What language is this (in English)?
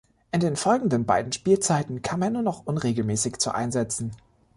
German